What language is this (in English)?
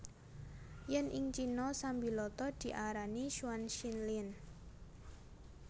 Javanese